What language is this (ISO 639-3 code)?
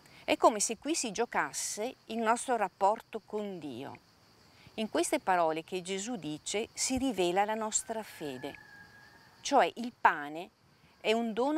ita